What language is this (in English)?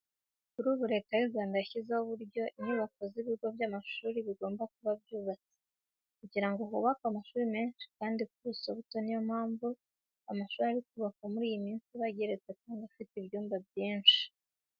Kinyarwanda